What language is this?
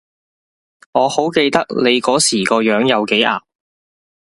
Cantonese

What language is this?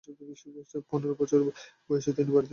Bangla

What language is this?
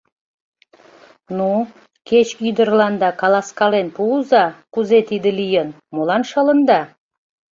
Mari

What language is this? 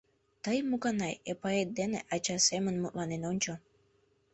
Mari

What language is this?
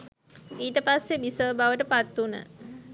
Sinhala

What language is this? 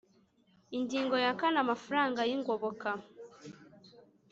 Kinyarwanda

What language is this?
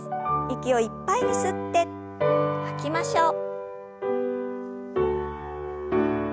Japanese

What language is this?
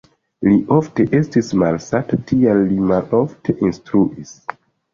Esperanto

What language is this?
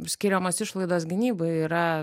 Lithuanian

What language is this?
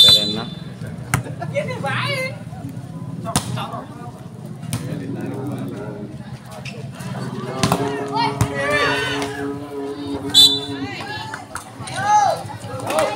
Indonesian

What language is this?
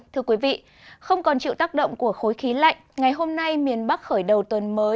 Vietnamese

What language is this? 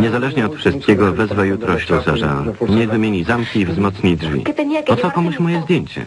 Polish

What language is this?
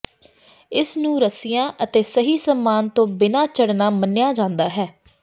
Punjabi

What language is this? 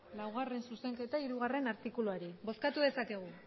Basque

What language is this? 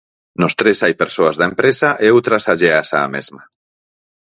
Galician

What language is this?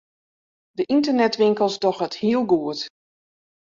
Western Frisian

